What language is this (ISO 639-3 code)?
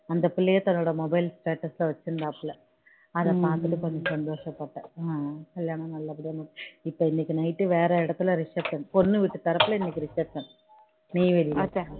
tam